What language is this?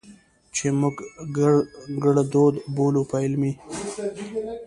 Pashto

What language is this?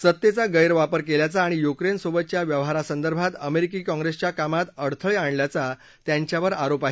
Marathi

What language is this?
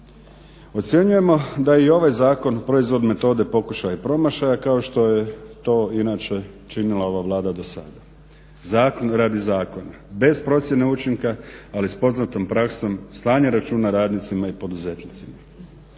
Croatian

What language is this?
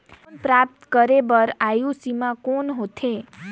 Chhattisgarhi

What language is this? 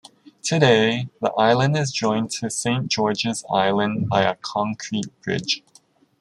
English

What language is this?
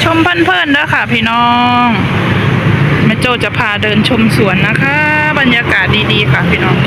Thai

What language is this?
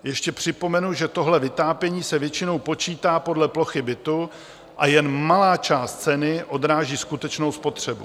Czech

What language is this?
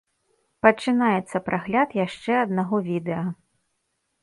Belarusian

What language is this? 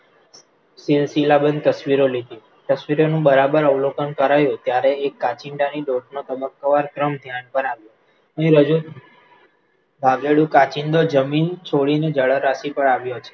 Gujarati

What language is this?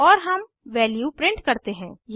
Hindi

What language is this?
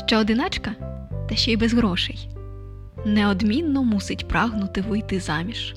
Ukrainian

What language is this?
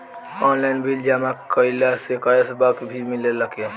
Bhojpuri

